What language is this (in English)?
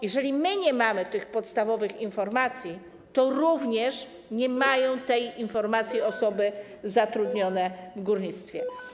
Polish